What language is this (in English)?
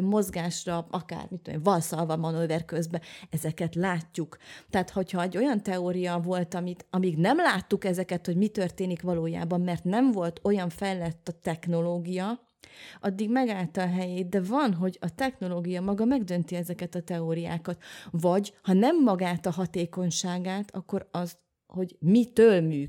Hungarian